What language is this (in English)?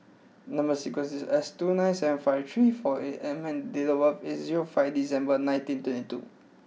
English